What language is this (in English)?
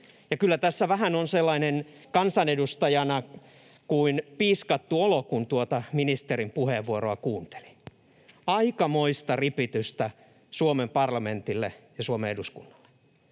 Finnish